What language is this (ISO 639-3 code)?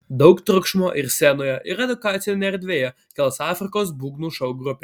lit